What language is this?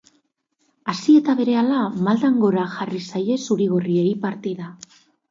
Basque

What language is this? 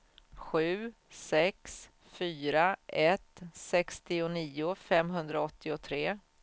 Swedish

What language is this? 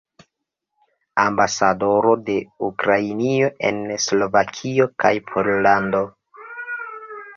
Esperanto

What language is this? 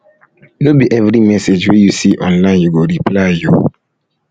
Nigerian Pidgin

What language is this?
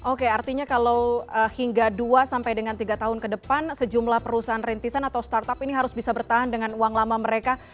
Indonesian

